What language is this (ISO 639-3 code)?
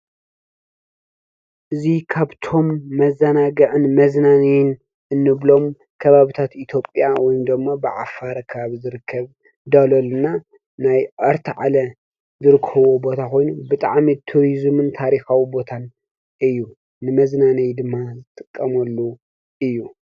tir